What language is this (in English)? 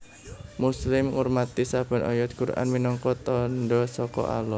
Javanese